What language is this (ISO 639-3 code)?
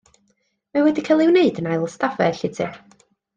cym